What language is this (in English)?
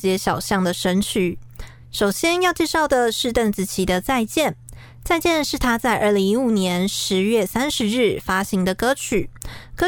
Chinese